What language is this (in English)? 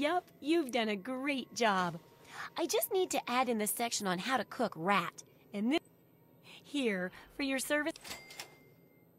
Polish